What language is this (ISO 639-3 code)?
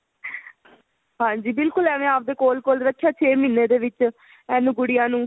pan